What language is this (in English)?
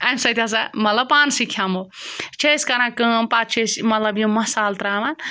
Kashmiri